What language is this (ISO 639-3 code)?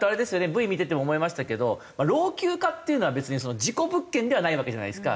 jpn